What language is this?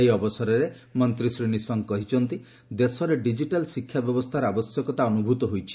Odia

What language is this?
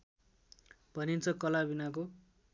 Nepali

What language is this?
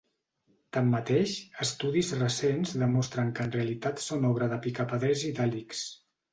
Catalan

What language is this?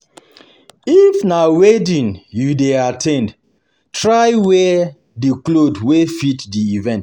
Nigerian Pidgin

